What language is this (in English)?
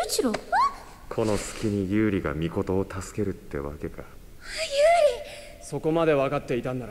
Japanese